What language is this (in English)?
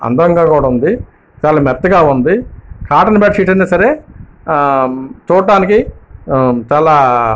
Telugu